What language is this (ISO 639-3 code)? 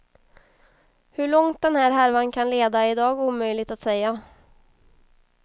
swe